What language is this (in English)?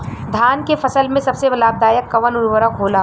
Bhojpuri